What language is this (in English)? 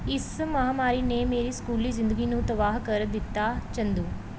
Punjabi